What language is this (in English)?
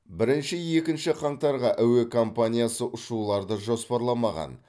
Kazakh